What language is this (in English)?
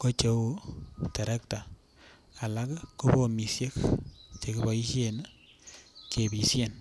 Kalenjin